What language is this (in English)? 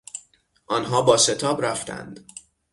Persian